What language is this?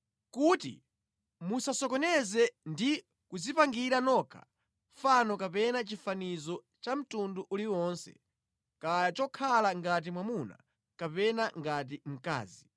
Nyanja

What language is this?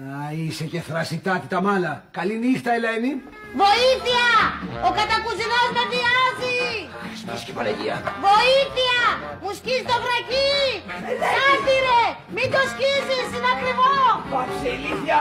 Greek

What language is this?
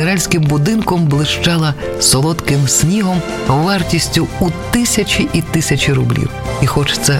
Ukrainian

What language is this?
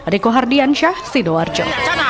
Indonesian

